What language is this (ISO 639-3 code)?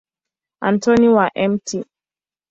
swa